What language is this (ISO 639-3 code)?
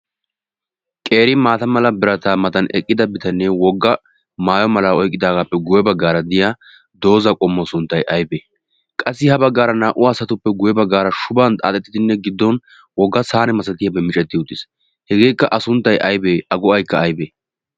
wal